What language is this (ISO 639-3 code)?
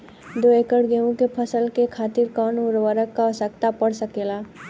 bho